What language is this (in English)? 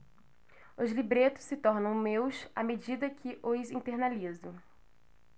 Portuguese